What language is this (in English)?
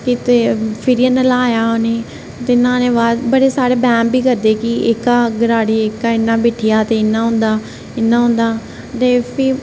Dogri